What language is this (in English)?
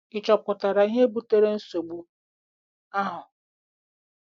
Igbo